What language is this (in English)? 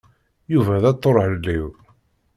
Kabyle